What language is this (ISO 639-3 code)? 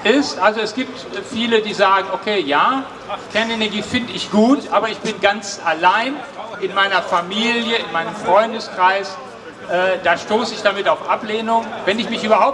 deu